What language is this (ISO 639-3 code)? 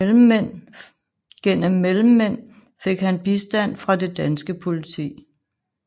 dan